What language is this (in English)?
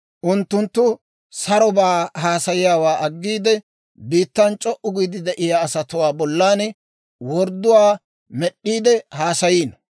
Dawro